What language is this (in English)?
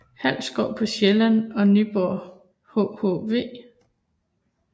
Danish